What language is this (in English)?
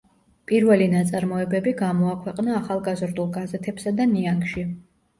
Georgian